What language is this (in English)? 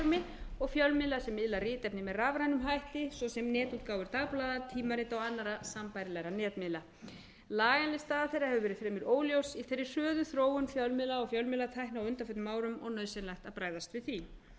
Icelandic